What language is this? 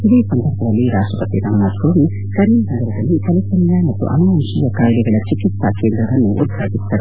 Kannada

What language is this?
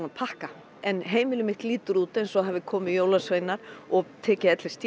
Icelandic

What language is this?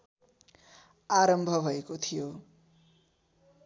Nepali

